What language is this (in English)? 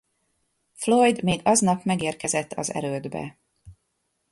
Hungarian